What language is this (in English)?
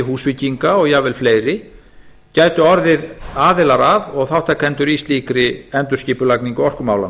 Icelandic